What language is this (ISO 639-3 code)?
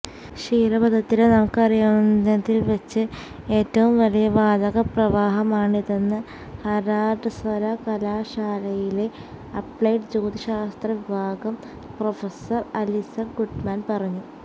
mal